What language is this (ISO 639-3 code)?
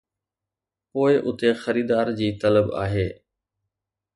snd